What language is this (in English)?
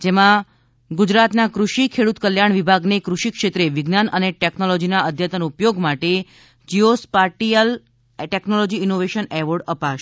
Gujarati